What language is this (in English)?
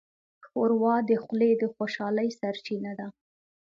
Pashto